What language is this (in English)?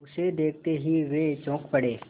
Hindi